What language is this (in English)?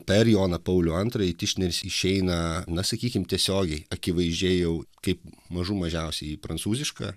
Lithuanian